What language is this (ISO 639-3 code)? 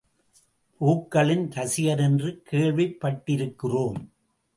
tam